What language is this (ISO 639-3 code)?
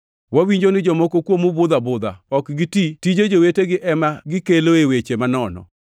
luo